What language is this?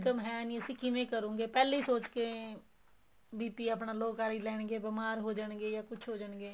Punjabi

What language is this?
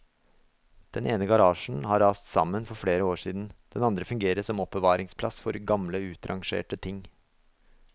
Norwegian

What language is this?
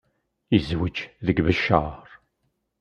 Kabyle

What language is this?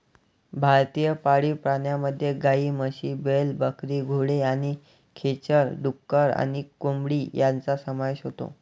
Marathi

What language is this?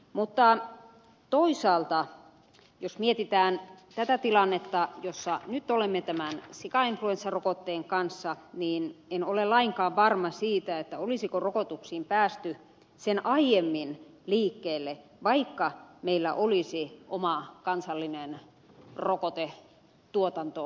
Finnish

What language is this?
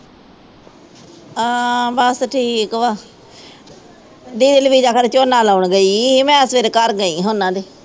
Punjabi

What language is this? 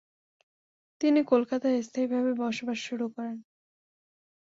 Bangla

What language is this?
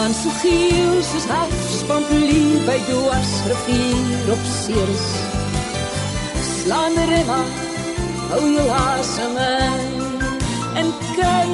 Dutch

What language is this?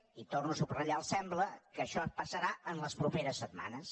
Catalan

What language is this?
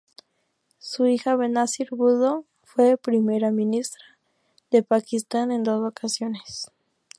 Spanish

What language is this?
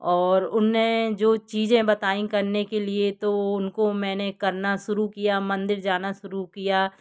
Hindi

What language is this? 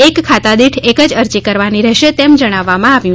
Gujarati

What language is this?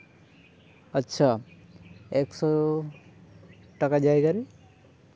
Santali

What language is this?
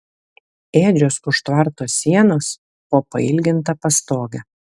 Lithuanian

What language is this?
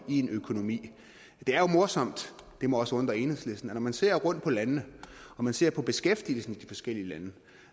Danish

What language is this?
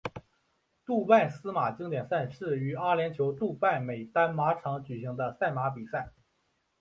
Chinese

